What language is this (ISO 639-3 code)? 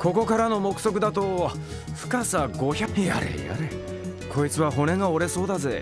jpn